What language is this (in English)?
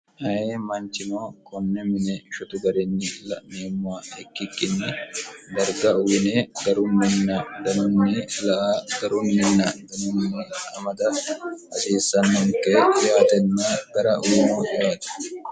Sidamo